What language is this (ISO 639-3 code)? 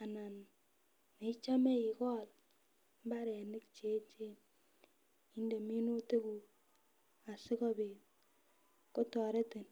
kln